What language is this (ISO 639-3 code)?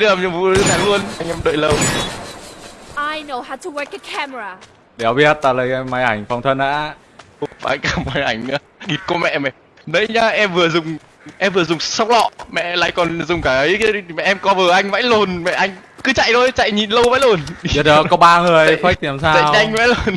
vie